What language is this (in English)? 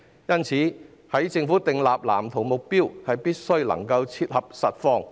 Cantonese